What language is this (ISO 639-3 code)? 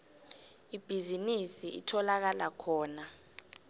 nbl